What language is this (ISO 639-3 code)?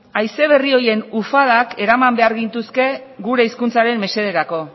eus